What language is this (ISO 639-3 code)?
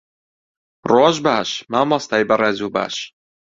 ckb